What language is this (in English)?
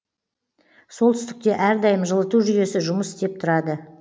Kazakh